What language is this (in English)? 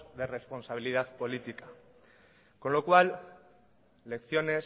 Spanish